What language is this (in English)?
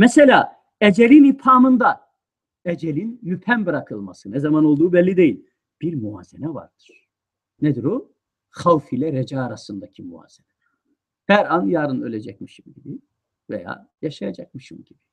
Turkish